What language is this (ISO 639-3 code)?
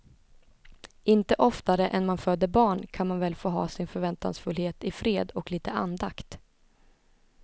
swe